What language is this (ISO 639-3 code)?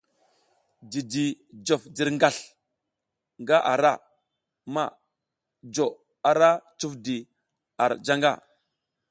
giz